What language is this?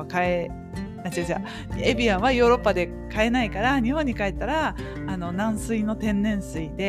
Japanese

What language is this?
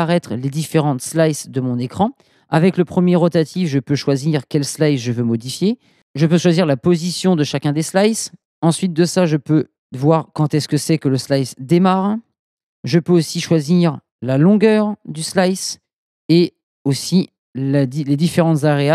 French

